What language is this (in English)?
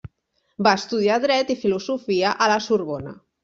Catalan